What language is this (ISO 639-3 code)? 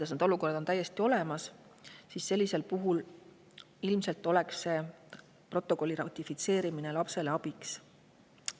est